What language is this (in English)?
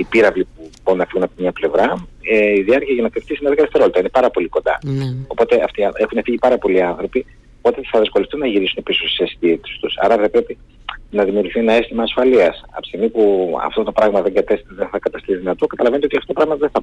Greek